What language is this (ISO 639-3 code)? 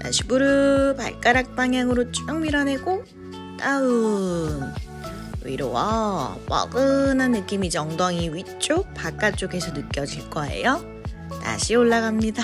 kor